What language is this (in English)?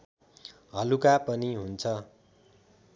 Nepali